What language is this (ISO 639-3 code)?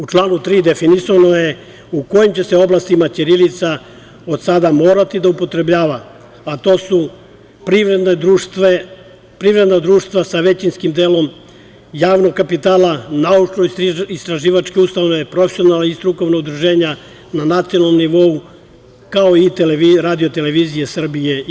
srp